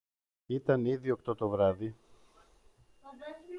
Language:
Greek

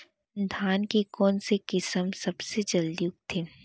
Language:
Chhattisgarhi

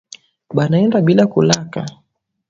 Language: Swahili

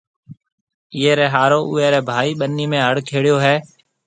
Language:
Marwari (Pakistan)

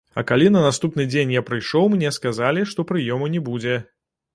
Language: Belarusian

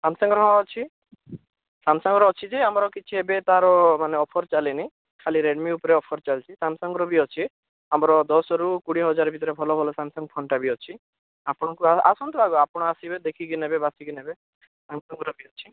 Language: Odia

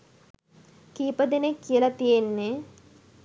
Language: Sinhala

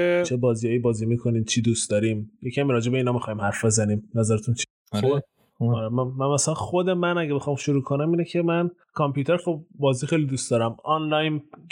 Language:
Persian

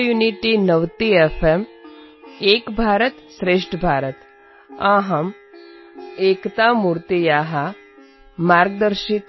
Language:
Tamil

